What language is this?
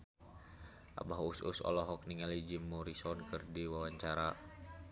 Sundanese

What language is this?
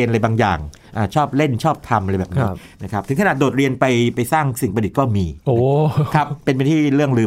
Thai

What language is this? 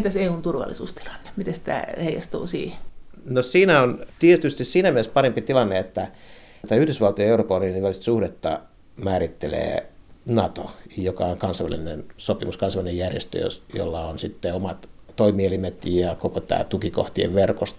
Finnish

